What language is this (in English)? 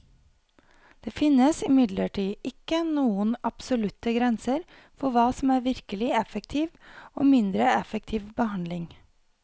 Norwegian